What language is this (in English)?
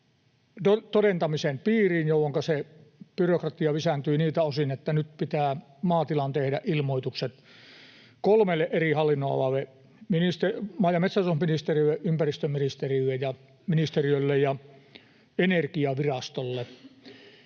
Finnish